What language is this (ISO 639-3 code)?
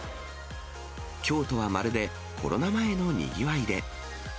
jpn